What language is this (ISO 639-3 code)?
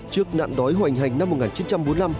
vie